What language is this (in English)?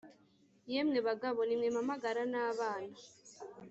Kinyarwanda